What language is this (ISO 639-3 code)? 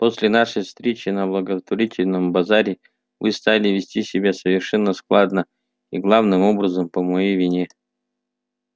rus